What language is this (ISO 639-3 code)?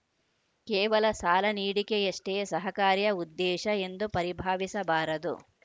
kan